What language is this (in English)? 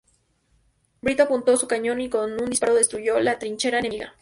Spanish